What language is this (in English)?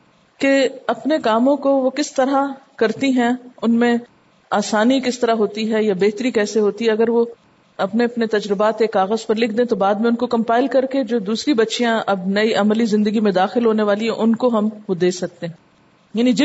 Urdu